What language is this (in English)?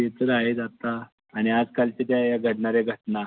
Marathi